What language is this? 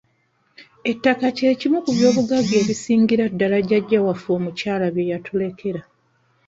Ganda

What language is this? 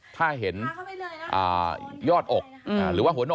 Thai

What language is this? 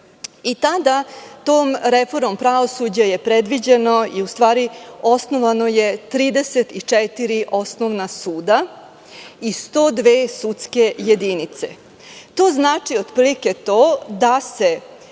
Serbian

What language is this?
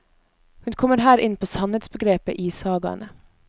Norwegian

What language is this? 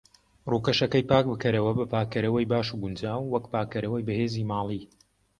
Central Kurdish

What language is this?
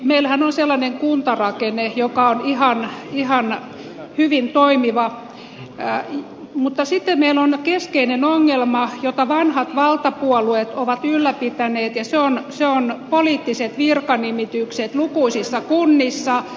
Finnish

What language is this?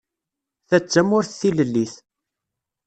Kabyle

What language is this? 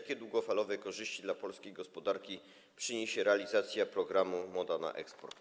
Polish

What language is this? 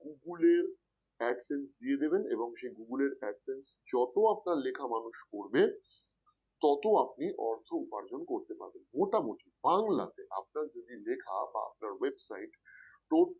Bangla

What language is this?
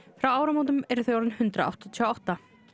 Icelandic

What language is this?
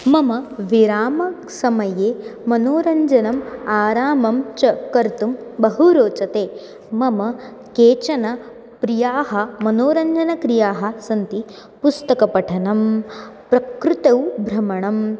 Sanskrit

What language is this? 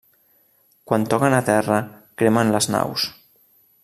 Catalan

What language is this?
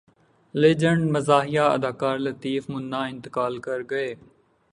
Urdu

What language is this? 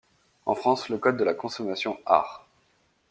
French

